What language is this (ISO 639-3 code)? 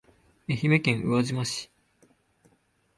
jpn